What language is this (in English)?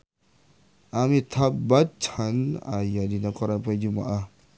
Sundanese